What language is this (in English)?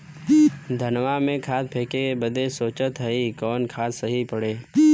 Bhojpuri